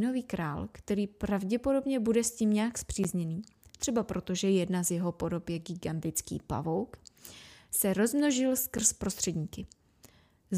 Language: Czech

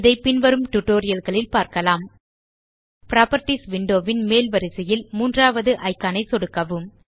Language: Tamil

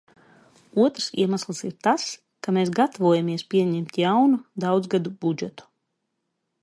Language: Latvian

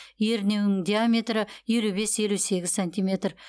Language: Kazakh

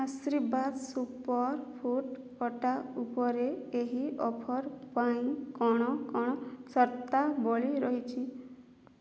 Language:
Odia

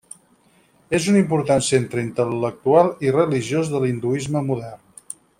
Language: Catalan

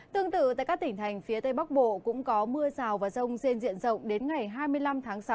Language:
Vietnamese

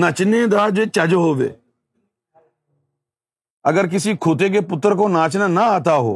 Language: Urdu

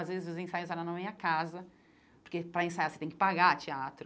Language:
Portuguese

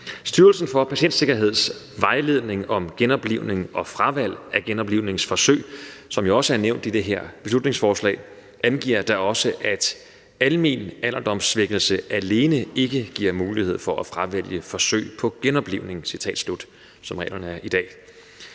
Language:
Danish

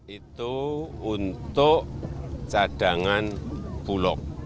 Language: Indonesian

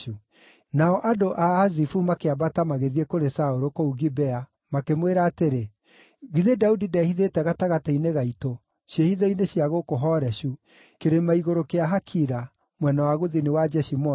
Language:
Kikuyu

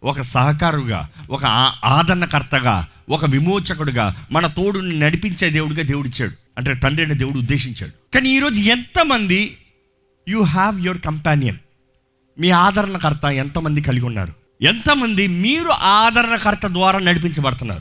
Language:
Telugu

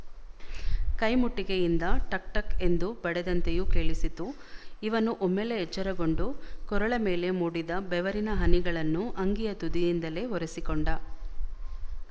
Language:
Kannada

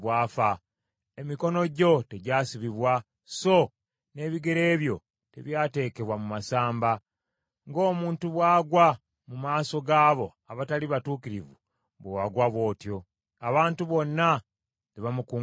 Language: Ganda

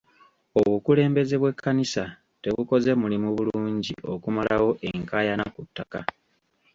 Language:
Ganda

